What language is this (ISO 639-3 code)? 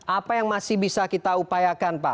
ind